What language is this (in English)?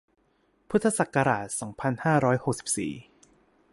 Thai